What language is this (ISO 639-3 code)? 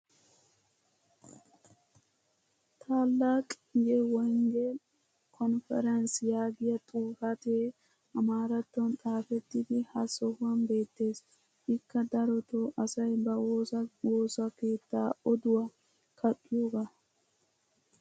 wal